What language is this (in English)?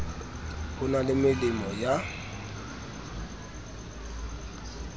Southern Sotho